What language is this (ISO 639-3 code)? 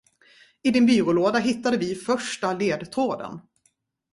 swe